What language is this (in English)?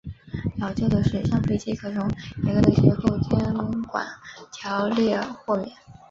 Chinese